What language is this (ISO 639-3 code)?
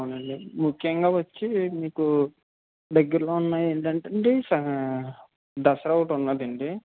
tel